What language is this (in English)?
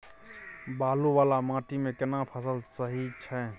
Maithili